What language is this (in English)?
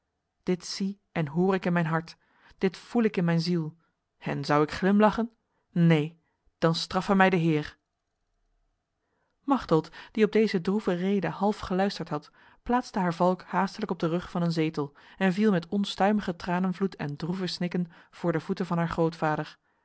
Dutch